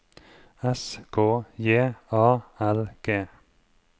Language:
Norwegian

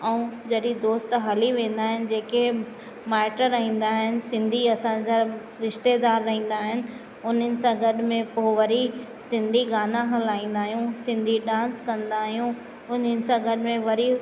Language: Sindhi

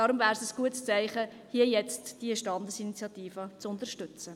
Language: Swiss German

